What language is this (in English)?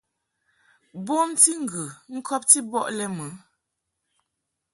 Mungaka